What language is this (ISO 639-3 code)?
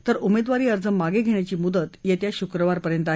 mar